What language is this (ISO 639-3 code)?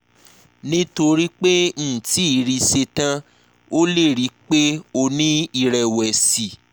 yor